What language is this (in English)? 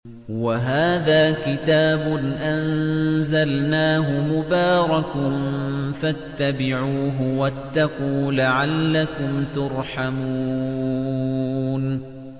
Arabic